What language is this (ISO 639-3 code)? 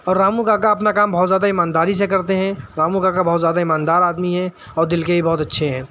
urd